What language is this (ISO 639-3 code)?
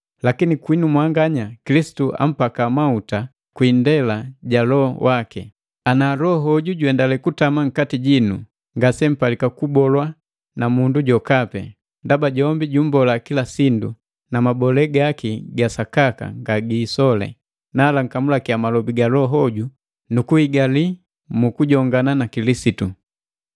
mgv